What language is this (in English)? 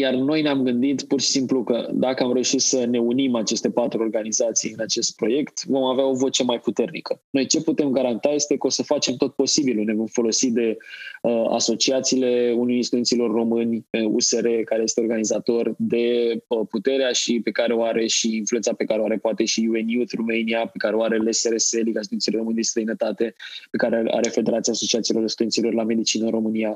Romanian